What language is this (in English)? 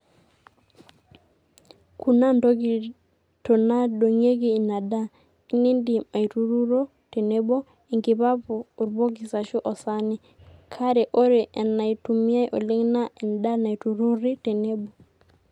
Masai